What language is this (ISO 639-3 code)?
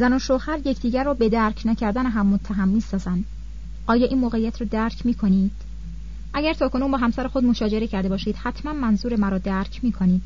fas